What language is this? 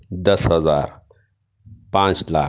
Urdu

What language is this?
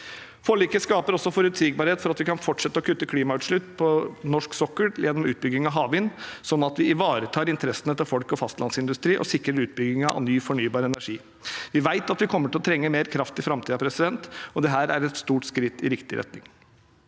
Norwegian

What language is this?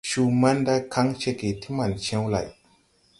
Tupuri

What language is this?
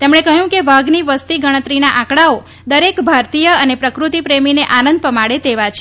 Gujarati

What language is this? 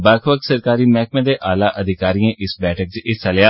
Dogri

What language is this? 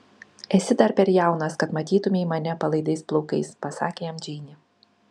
Lithuanian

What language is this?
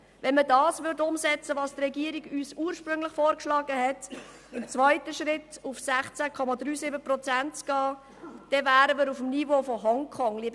Swiss German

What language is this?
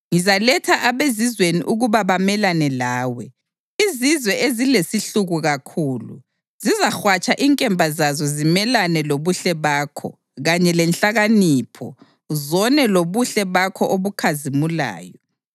North Ndebele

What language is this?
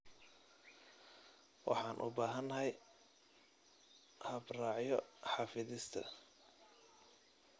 Somali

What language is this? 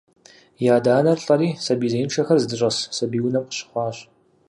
Kabardian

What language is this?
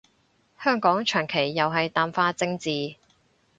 Cantonese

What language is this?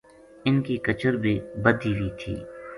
Gujari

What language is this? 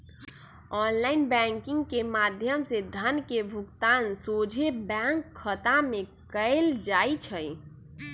Magahi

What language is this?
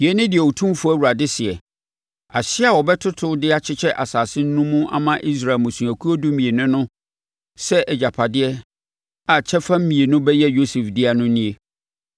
Akan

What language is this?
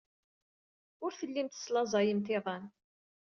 Kabyle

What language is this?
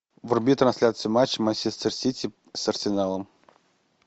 Russian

